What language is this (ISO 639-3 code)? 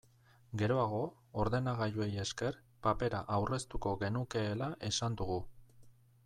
eus